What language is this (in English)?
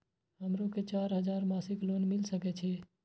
Maithili